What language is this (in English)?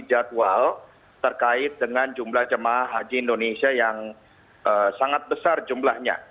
Indonesian